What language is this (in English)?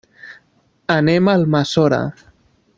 Catalan